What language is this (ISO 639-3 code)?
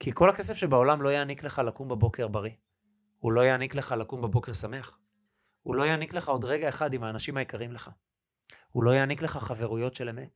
heb